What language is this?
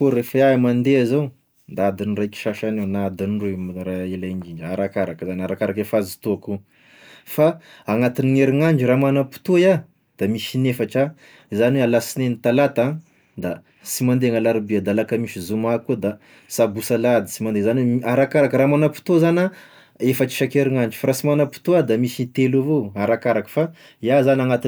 Tesaka Malagasy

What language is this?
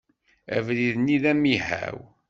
Kabyle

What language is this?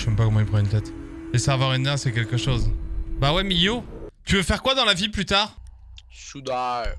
French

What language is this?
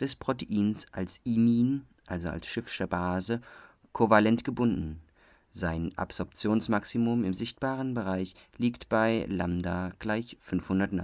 German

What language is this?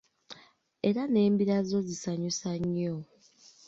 Ganda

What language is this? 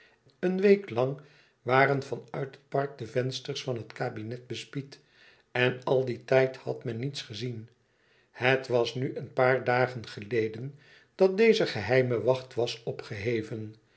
Dutch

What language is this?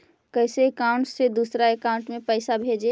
Magahi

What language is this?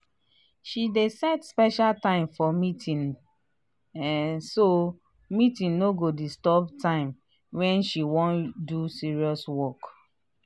Nigerian Pidgin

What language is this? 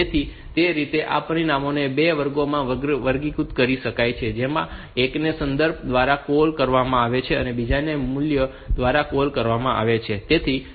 Gujarati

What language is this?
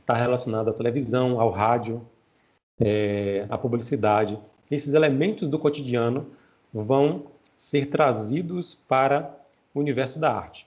Portuguese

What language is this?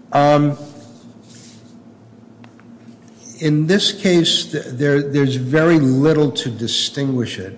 English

